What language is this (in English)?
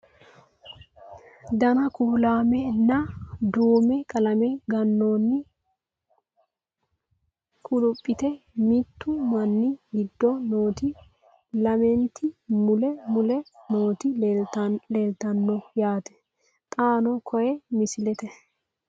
Sidamo